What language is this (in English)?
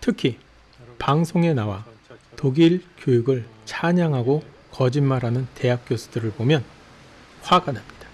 Korean